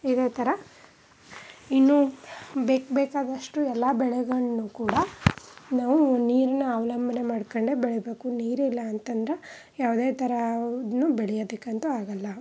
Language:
Kannada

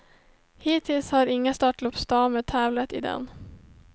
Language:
Swedish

